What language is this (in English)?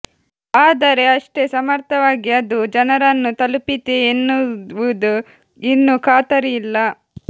Kannada